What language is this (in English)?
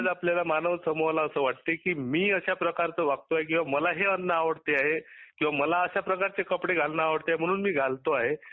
Marathi